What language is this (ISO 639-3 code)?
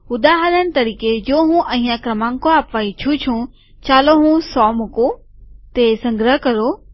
guj